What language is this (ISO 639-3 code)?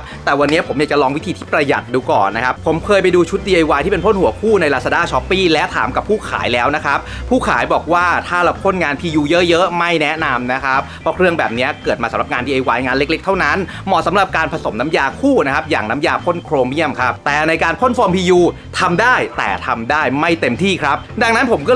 tha